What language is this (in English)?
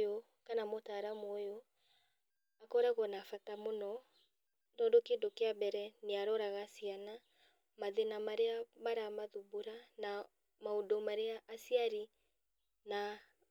Kikuyu